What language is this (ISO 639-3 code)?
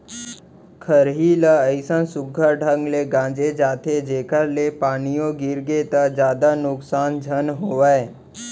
hne